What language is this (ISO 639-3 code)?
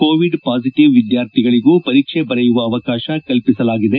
kan